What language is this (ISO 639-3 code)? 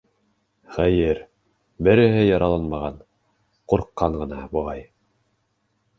bak